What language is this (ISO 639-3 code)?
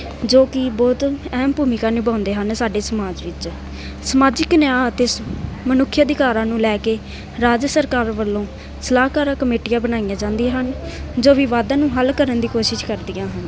pan